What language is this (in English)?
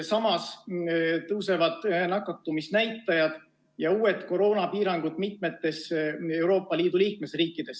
Estonian